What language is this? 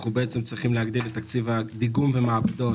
Hebrew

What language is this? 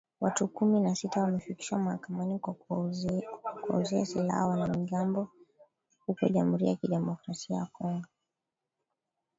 Swahili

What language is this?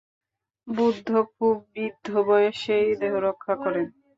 Bangla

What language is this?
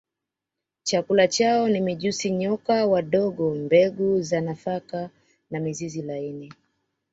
Swahili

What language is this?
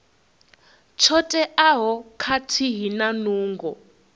Venda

